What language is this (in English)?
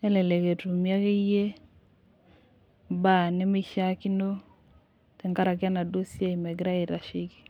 Masai